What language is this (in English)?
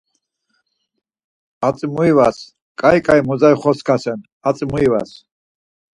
Laz